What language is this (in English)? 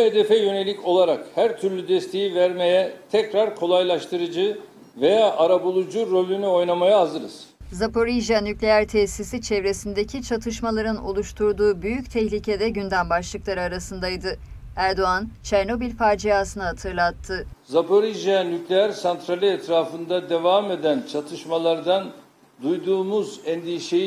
Turkish